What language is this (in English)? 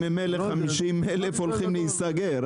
Hebrew